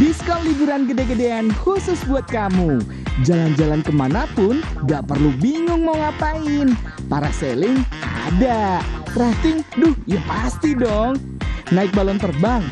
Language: Indonesian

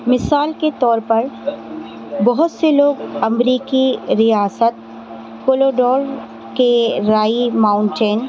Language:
Urdu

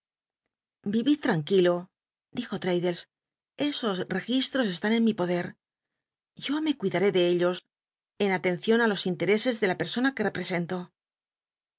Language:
Spanish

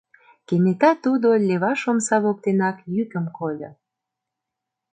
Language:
Mari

